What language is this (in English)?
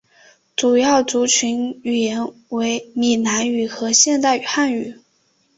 Chinese